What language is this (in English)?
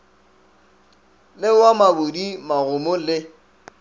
Northern Sotho